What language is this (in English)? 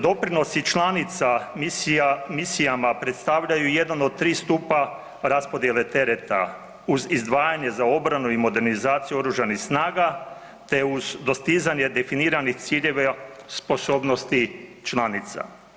Croatian